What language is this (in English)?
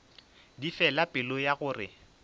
Northern Sotho